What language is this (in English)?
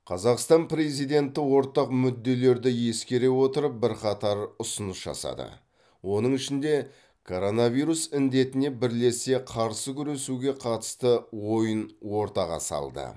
Kazakh